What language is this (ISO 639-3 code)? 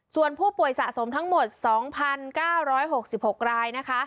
tha